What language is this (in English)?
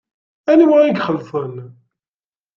Kabyle